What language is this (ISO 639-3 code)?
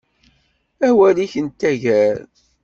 kab